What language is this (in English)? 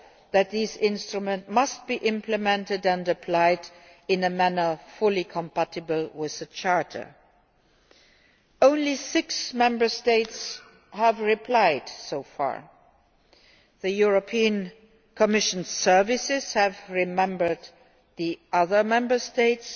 English